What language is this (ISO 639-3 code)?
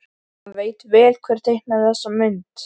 isl